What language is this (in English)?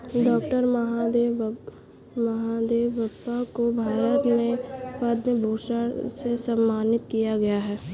Hindi